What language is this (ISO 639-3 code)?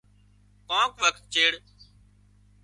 kxp